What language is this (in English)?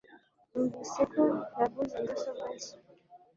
Kinyarwanda